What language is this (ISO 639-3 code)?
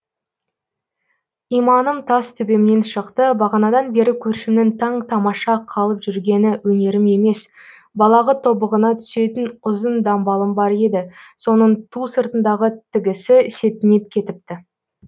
kaz